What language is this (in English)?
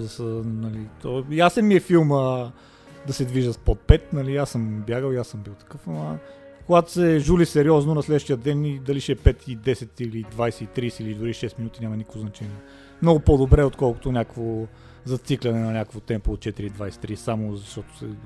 Bulgarian